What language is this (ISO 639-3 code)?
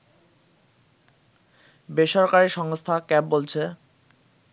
ben